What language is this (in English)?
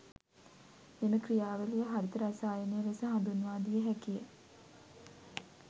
Sinhala